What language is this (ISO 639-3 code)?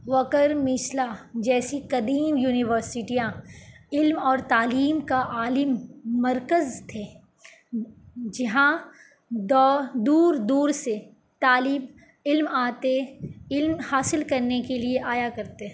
urd